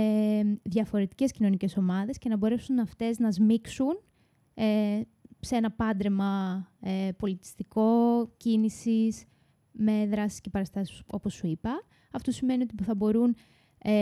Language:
Greek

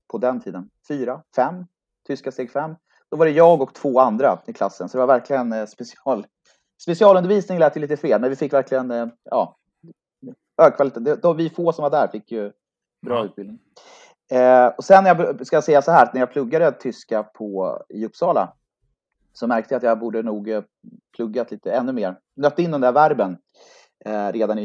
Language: Swedish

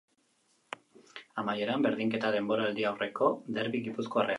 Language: Basque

